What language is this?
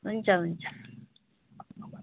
Nepali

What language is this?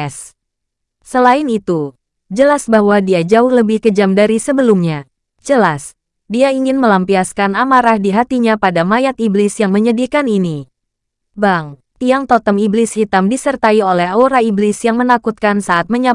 Indonesian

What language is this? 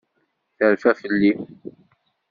Kabyle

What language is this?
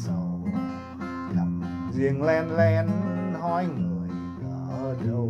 Vietnamese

